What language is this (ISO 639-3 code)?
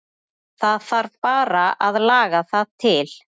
isl